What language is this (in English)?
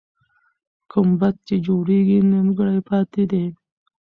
Pashto